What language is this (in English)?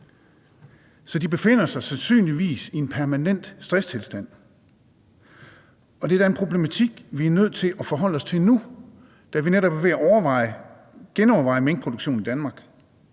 Danish